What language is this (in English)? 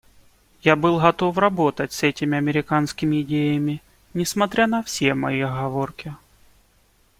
Russian